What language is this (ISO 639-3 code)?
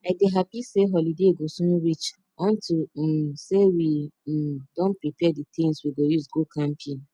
pcm